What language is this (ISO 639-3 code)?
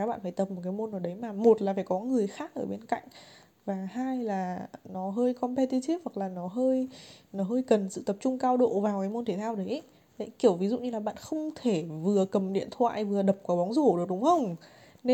vie